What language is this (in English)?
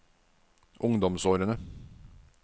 Norwegian